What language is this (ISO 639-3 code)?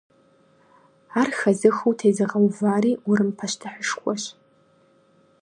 kbd